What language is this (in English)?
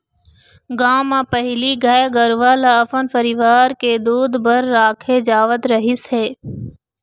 Chhattisgarhi